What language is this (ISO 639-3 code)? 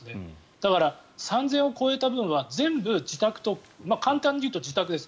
jpn